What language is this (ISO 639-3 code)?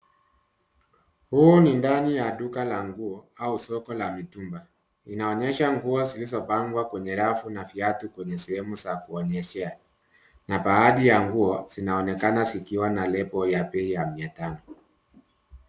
swa